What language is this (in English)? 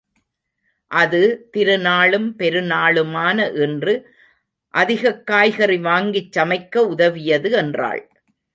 Tamil